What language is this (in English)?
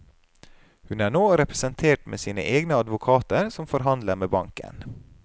Norwegian